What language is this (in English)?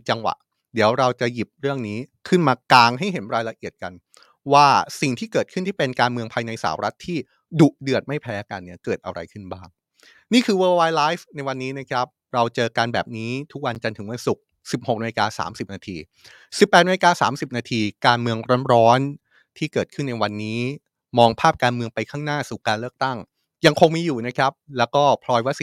Thai